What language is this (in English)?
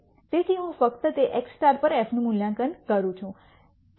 Gujarati